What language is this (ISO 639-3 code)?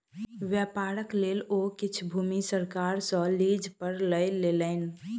mai